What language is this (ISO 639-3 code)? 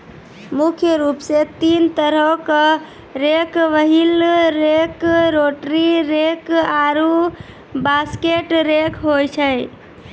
mai